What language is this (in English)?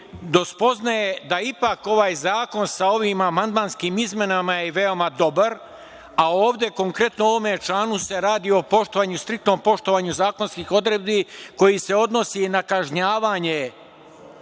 Serbian